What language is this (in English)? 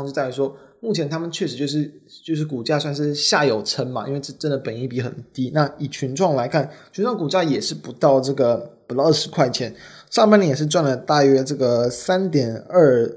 Chinese